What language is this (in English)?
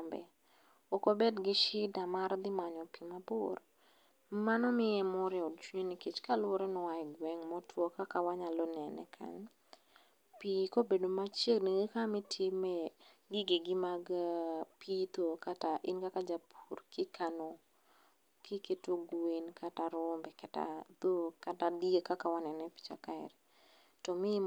Luo (Kenya and Tanzania)